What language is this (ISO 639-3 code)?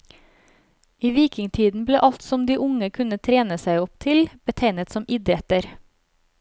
nor